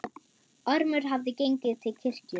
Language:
Icelandic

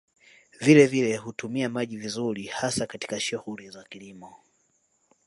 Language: Swahili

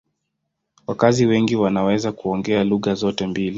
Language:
Swahili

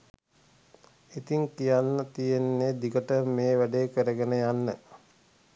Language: Sinhala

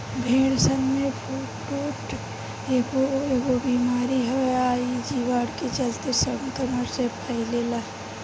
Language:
Bhojpuri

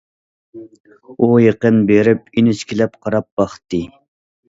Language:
Uyghur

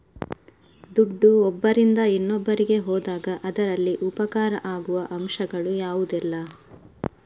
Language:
Kannada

